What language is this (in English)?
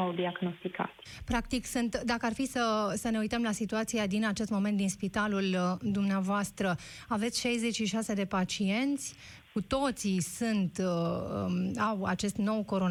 Romanian